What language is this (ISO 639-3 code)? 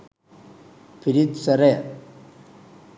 sin